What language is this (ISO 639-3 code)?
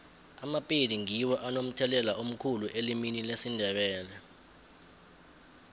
nbl